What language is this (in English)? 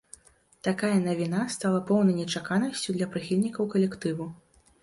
Belarusian